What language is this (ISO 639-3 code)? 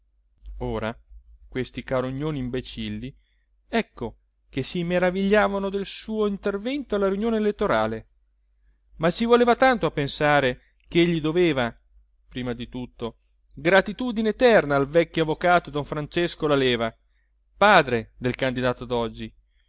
ita